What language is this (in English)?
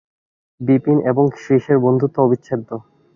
Bangla